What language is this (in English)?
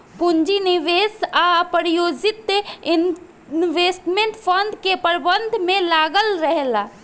Bhojpuri